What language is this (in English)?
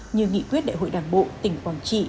Vietnamese